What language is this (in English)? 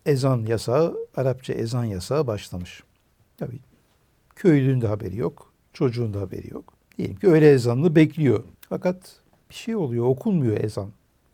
Turkish